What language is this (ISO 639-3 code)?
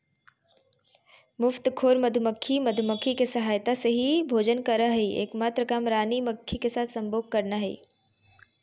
mag